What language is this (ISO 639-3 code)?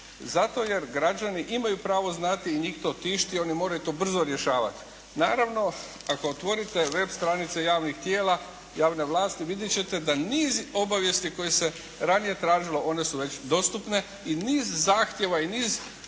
hrv